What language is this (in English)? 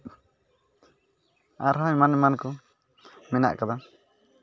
Santali